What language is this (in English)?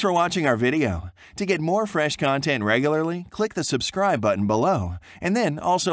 English